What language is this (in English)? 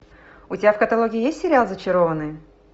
Russian